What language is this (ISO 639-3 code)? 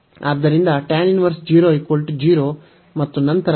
kan